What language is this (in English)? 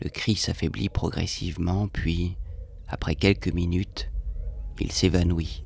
French